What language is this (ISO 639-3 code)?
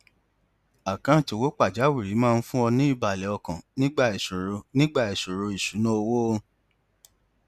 yor